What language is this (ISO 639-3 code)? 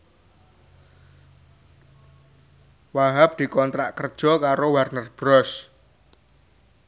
jav